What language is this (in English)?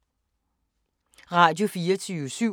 Danish